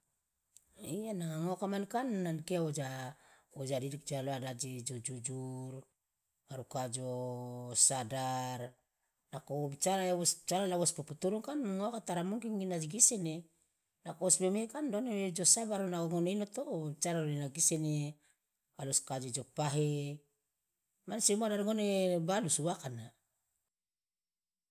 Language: Loloda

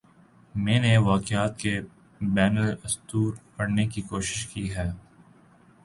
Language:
Urdu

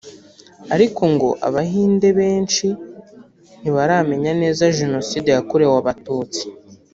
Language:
Kinyarwanda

